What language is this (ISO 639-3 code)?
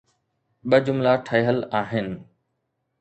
snd